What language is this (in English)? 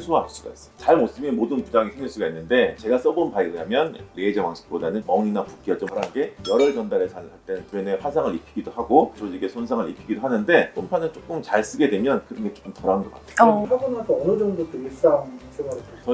Korean